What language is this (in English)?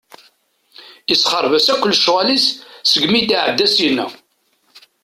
Kabyle